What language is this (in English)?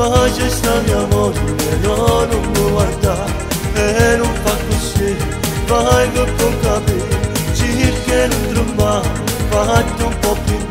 Romanian